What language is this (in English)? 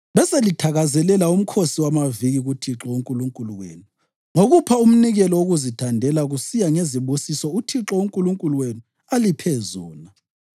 North Ndebele